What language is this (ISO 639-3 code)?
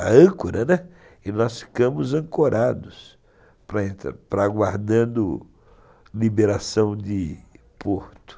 por